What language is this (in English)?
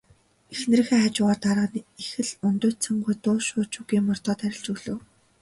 Mongolian